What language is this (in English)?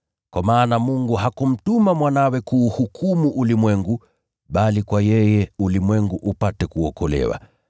Swahili